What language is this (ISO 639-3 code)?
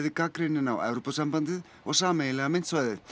isl